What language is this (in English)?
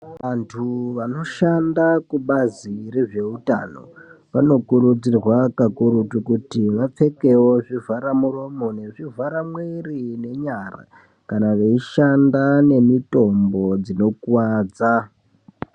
Ndau